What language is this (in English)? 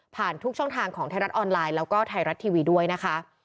Thai